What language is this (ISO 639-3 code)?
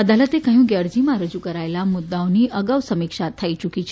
guj